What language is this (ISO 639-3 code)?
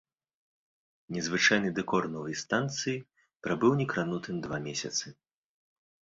bel